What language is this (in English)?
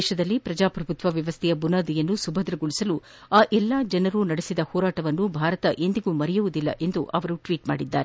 Kannada